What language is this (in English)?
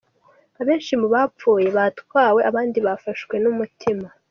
Kinyarwanda